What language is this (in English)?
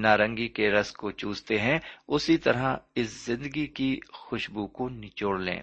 Urdu